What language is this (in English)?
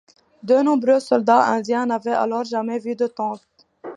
French